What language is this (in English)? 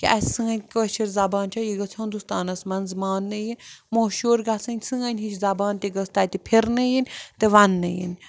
Kashmiri